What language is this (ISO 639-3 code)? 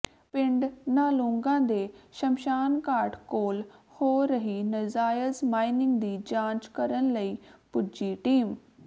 pan